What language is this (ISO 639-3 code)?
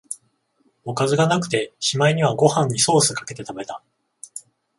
jpn